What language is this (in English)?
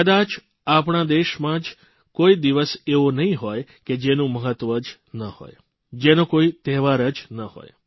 Gujarati